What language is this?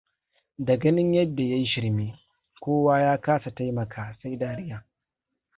Hausa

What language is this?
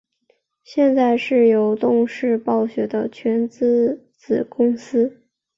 Chinese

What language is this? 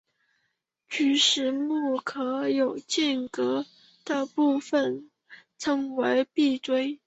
Chinese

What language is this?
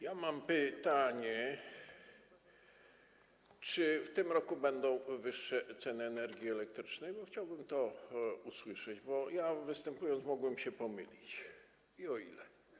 Polish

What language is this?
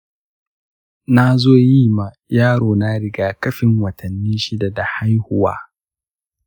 Hausa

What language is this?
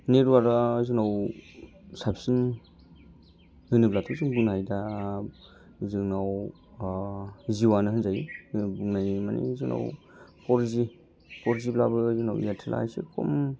Bodo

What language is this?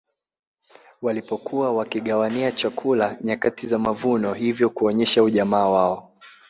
Swahili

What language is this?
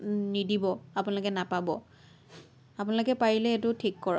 Assamese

